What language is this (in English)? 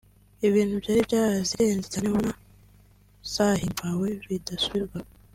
Kinyarwanda